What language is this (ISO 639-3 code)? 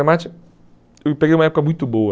por